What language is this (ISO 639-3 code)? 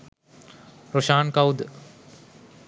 sin